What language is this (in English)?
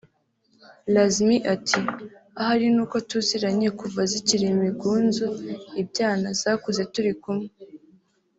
Kinyarwanda